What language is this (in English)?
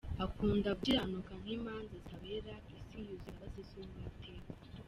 Kinyarwanda